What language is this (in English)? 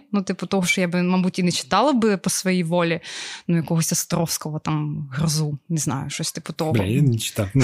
Ukrainian